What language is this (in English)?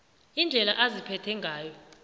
South Ndebele